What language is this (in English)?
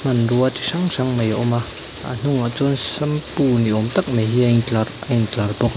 Mizo